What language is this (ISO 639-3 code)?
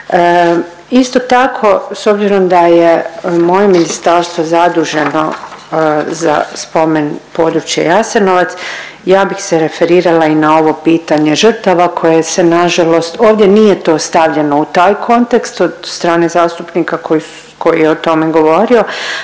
hrv